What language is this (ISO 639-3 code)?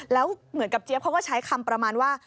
tha